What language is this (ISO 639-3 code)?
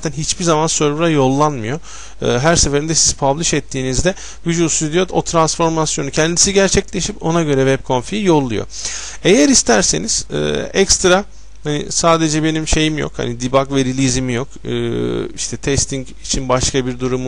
tur